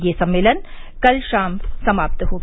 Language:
Hindi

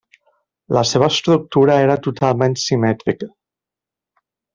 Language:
Catalan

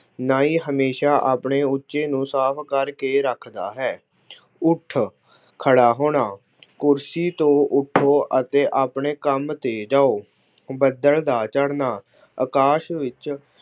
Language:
Punjabi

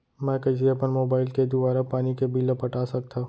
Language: Chhattisgarhi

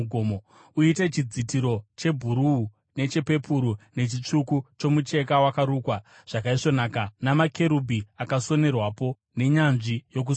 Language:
Shona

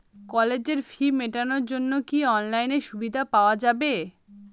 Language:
Bangla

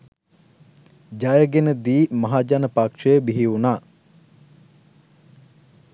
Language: Sinhala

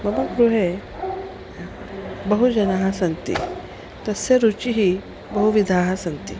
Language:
Sanskrit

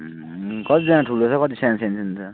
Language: Nepali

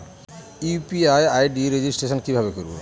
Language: Bangla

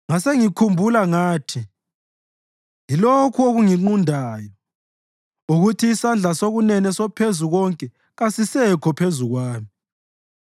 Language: North Ndebele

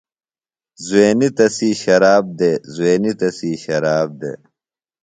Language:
Phalura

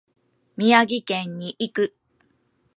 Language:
Japanese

